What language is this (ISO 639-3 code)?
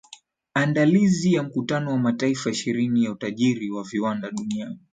swa